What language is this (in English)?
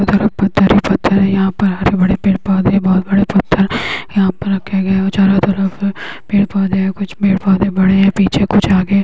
Magahi